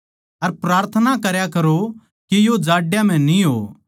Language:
Haryanvi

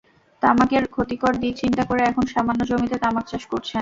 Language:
Bangla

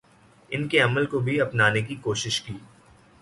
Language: Urdu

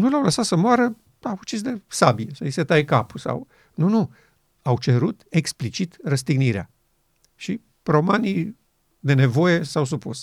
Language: Romanian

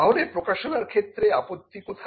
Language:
Bangla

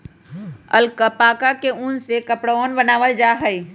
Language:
Magahi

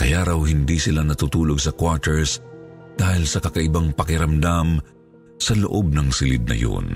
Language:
Filipino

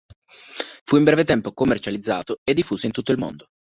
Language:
Italian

